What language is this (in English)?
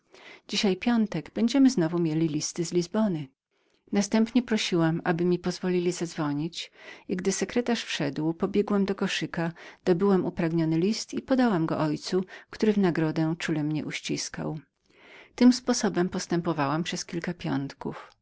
Polish